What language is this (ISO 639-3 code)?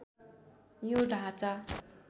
nep